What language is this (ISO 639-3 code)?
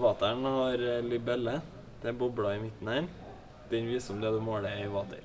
nor